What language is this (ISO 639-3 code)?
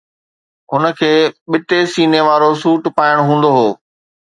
snd